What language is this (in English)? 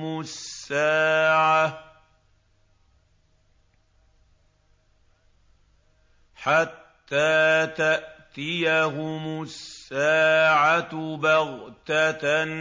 Arabic